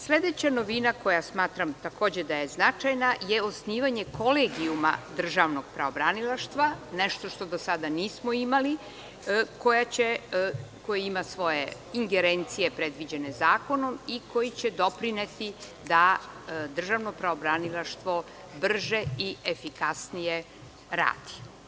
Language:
Serbian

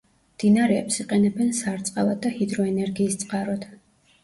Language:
Georgian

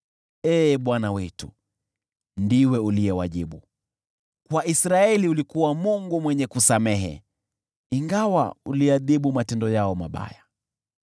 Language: Swahili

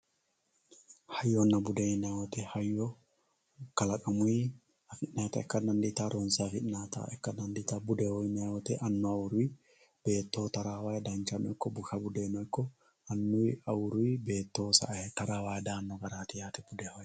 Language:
Sidamo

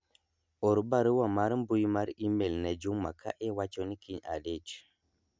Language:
Luo (Kenya and Tanzania)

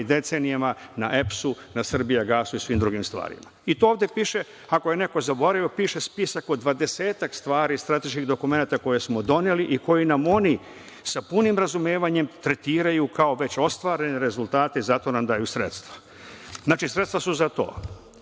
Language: Serbian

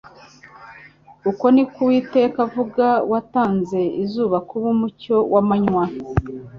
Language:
Kinyarwanda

